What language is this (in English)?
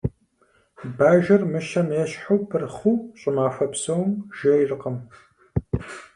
Kabardian